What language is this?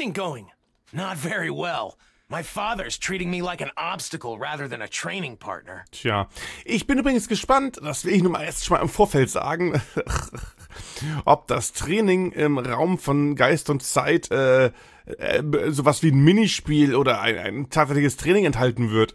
German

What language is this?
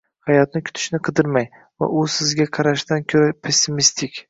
Uzbek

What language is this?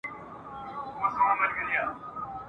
Pashto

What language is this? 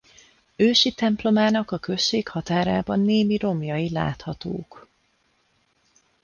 Hungarian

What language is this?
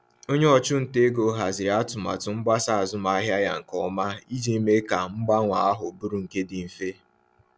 Igbo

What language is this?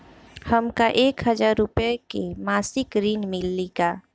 Bhojpuri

